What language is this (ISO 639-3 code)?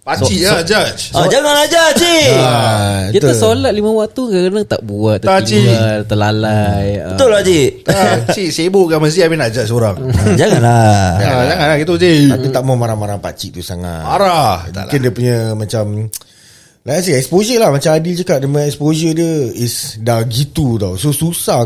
msa